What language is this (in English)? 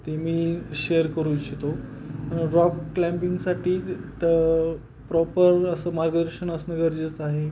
Marathi